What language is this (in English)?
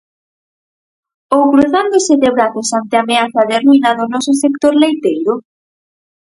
Galician